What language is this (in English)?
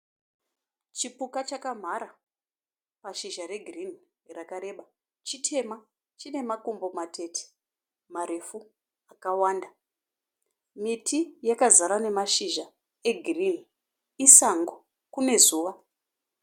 Shona